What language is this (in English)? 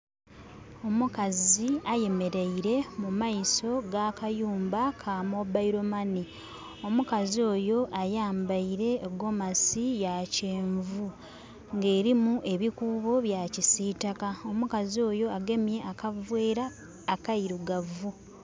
Soga